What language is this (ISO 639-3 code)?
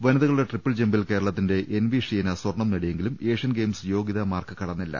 mal